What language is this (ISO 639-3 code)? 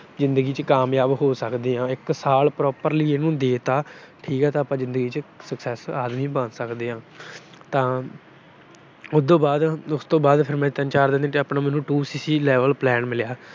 pan